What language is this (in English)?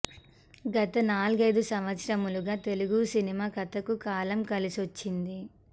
Telugu